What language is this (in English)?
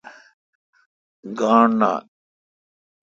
Kalkoti